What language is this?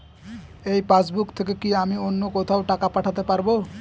Bangla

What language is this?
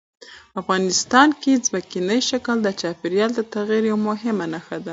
Pashto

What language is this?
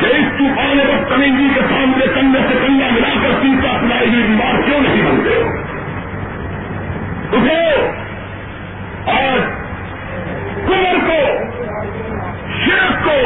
Urdu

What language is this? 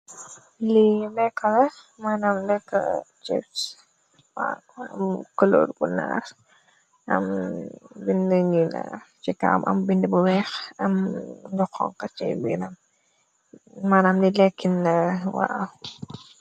Wolof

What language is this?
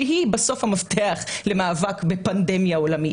Hebrew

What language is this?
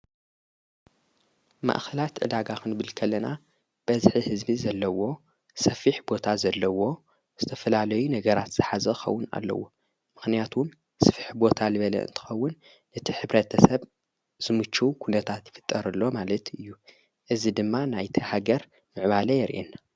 Tigrinya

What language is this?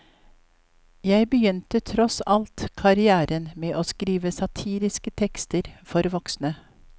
Norwegian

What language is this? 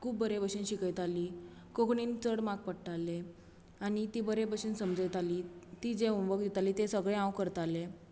Konkani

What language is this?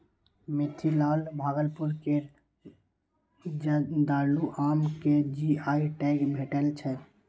Maithili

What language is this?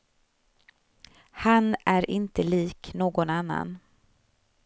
Swedish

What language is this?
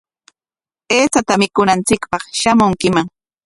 Corongo Ancash Quechua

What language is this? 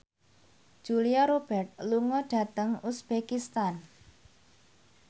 Javanese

